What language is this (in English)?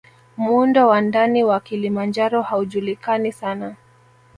Swahili